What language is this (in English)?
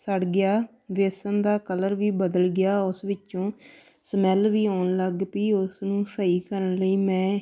Punjabi